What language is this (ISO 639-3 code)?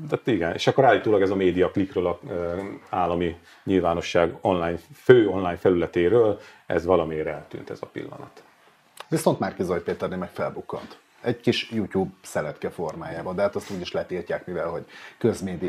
hun